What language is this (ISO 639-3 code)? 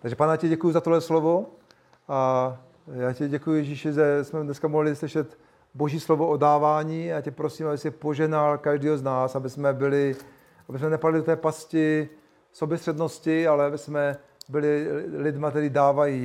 ces